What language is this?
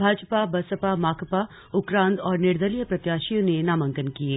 Hindi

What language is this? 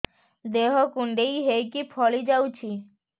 Odia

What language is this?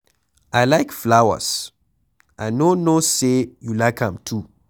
Nigerian Pidgin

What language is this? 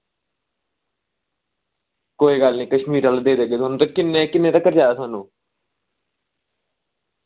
Dogri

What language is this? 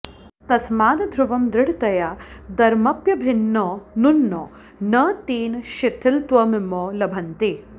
Sanskrit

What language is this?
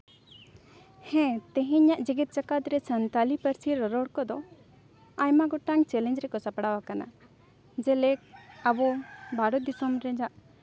Santali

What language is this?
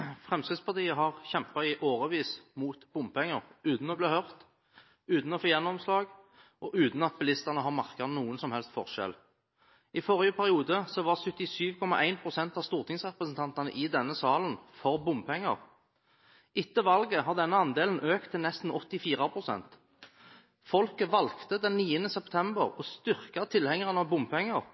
Norwegian Bokmål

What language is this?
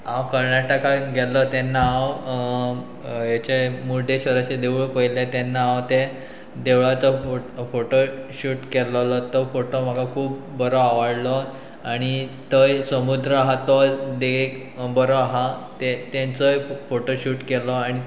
Konkani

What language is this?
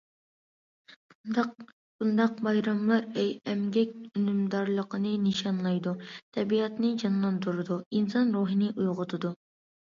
Uyghur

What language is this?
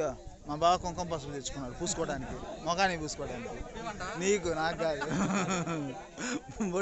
Telugu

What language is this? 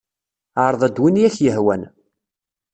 Kabyle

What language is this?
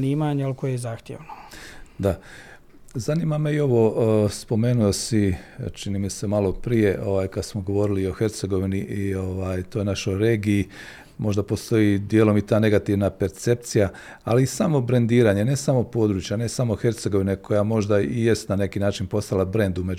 Croatian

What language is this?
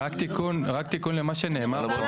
Hebrew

